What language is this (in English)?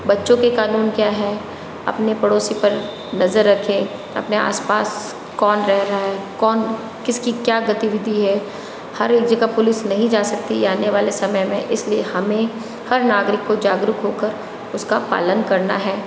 Hindi